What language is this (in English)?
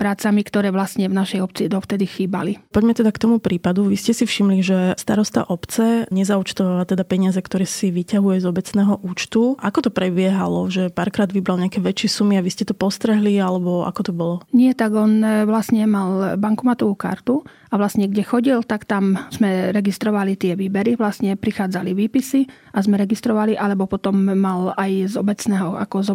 Slovak